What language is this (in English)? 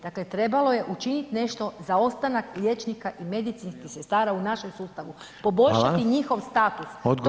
Croatian